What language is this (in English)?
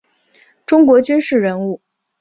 Chinese